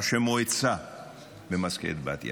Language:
Hebrew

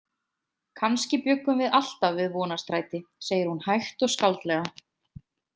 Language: Icelandic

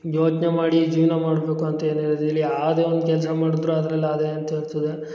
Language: Kannada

